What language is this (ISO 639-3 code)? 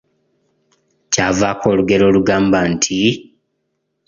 lug